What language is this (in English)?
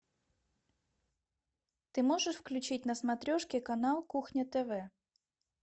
Russian